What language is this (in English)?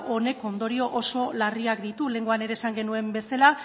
Basque